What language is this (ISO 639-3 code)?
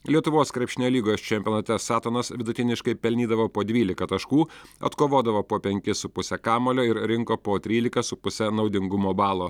lit